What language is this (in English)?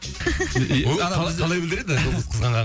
Kazakh